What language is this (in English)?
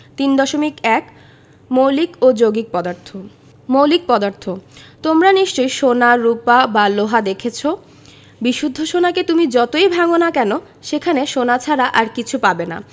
Bangla